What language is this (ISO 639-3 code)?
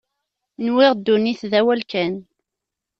kab